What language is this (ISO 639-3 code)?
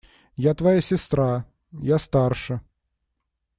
rus